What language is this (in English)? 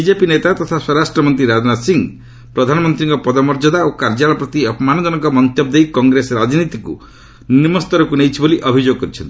Odia